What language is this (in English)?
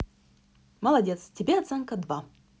Russian